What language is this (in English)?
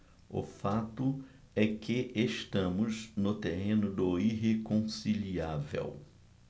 Portuguese